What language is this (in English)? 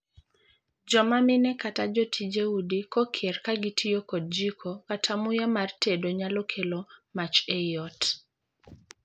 Luo (Kenya and Tanzania)